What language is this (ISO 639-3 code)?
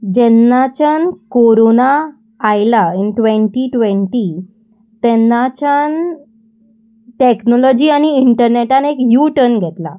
kok